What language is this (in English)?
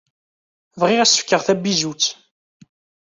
Kabyle